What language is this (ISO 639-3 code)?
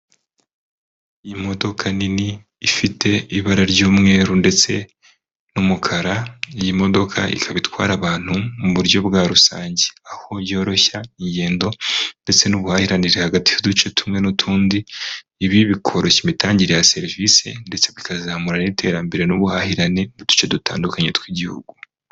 kin